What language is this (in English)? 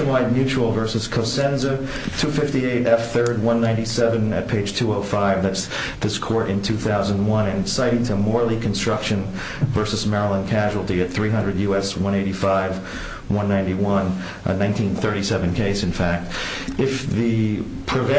English